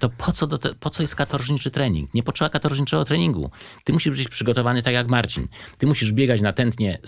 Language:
Polish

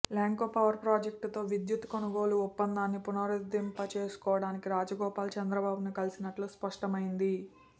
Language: Telugu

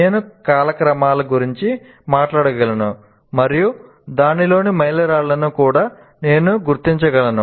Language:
Telugu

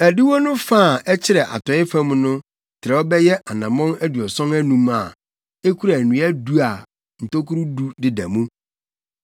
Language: Akan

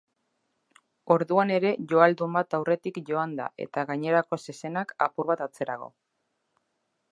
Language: Basque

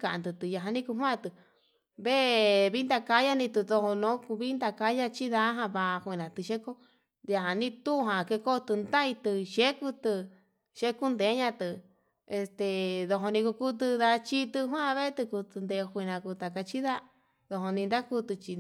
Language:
Yutanduchi Mixtec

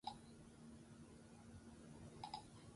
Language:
Basque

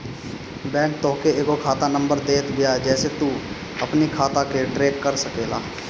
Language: Bhojpuri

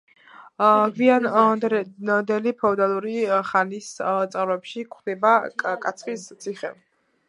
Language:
Georgian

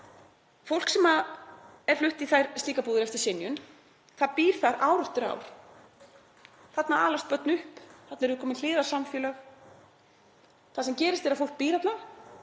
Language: Icelandic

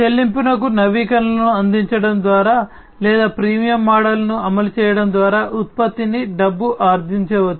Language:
Telugu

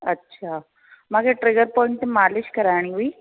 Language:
Sindhi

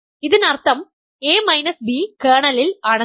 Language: Malayalam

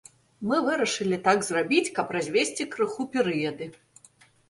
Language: Belarusian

